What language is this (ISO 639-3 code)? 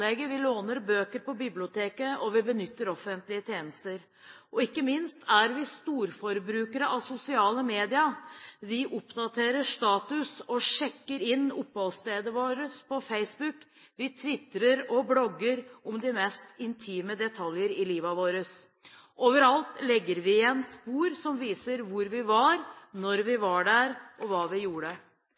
nob